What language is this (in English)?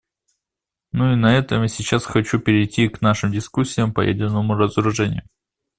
Russian